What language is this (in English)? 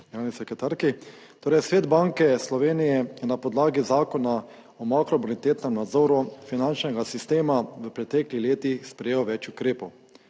Slovenian